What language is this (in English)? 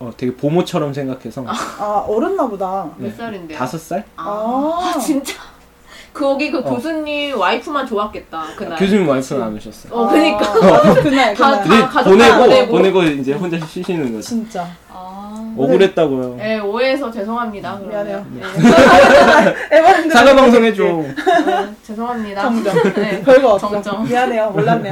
Korean